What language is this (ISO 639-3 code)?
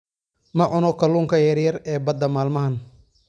som